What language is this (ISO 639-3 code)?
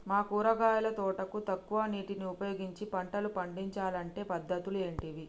tel